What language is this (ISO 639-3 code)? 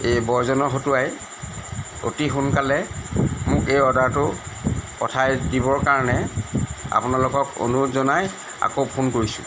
asm